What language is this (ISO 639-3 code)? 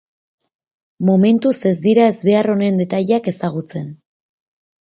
eus